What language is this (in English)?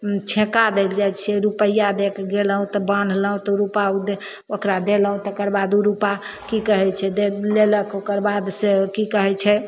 Maithili